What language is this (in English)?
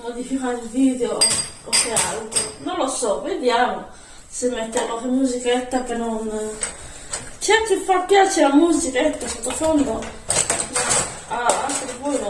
Italian